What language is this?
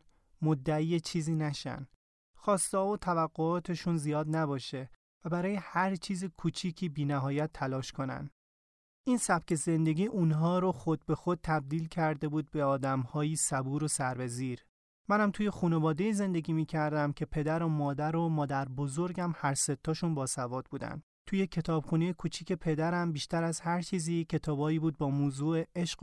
Persian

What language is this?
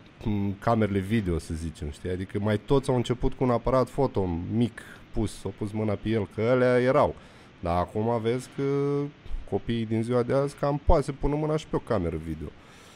Romanian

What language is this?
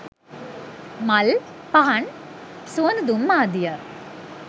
Sinhala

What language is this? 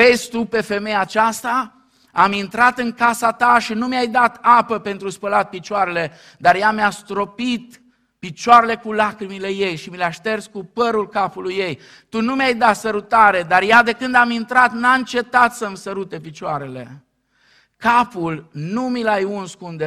Romanian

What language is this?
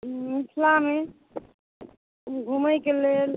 Maithili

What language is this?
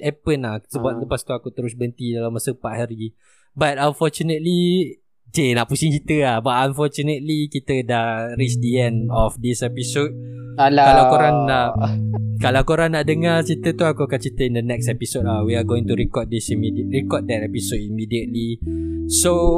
Malay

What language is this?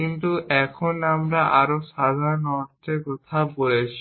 Bangla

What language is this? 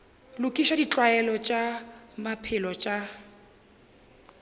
Northern Sotho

